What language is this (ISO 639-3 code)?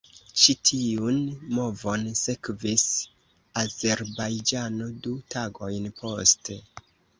epo